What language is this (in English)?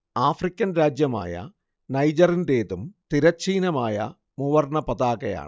Malayalam